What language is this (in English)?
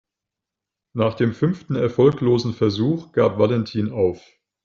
German